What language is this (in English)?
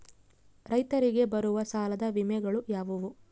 Kannada